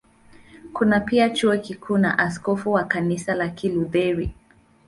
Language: Swahili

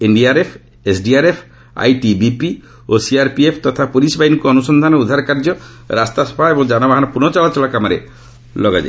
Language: Odia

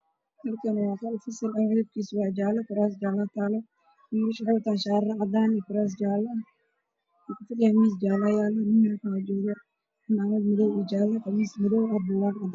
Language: Somali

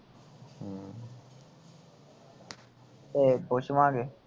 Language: Punjabi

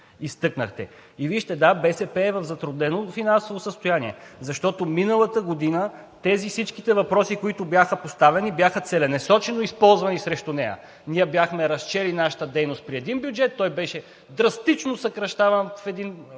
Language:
Bulgarian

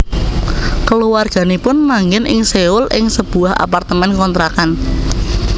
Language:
Javanese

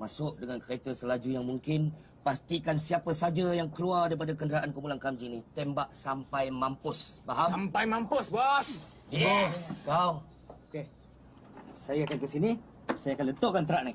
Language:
Malay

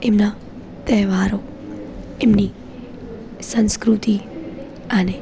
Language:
Gujarati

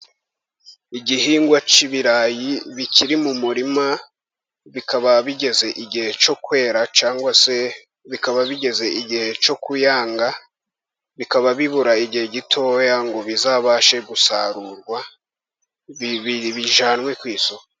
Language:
Kinyarwanda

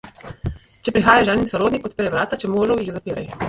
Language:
Slovenian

